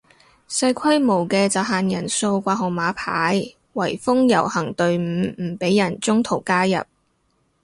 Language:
Cantonese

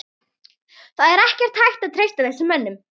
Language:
Icelandic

